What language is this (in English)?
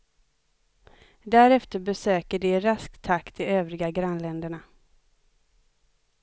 Swedish